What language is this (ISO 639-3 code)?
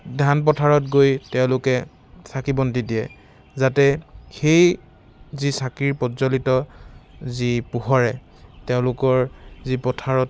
asm